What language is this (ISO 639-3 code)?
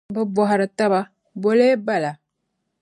dag